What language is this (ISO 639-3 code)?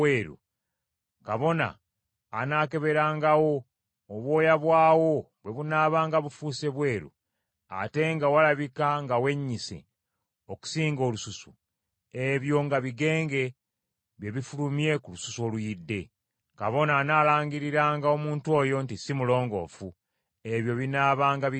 lug